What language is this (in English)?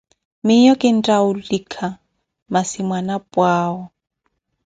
Koti